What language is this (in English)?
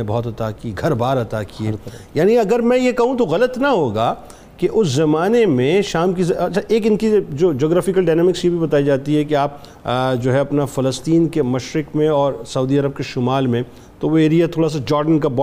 Urdu